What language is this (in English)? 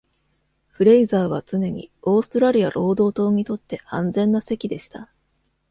Japanese